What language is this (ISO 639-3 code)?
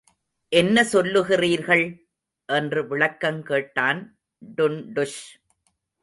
tam